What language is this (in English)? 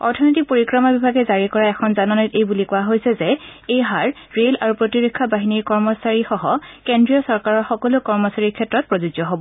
Assamese